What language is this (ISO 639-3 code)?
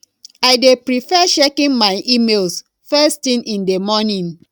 pcm